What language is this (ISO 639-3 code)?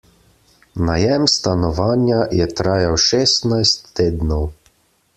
slv